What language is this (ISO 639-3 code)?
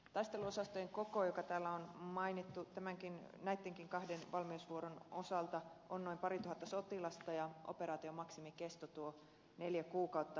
fin